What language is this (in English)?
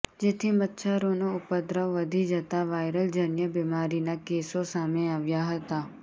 Gujarati